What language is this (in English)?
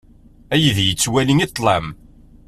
Kabyle